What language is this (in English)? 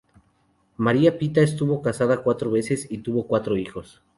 Spanish